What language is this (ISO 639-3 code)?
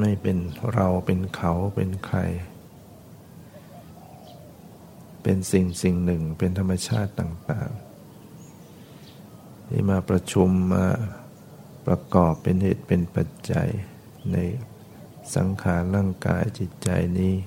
tha